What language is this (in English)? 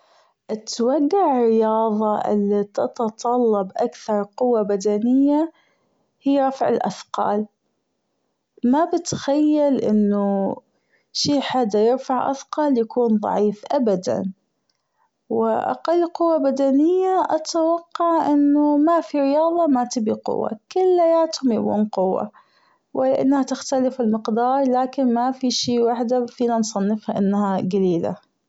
Gulf Arabic